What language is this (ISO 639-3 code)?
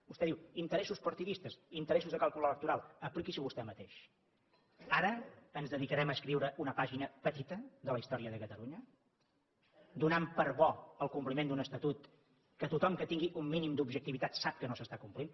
cat